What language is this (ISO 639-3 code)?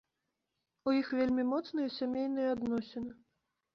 bel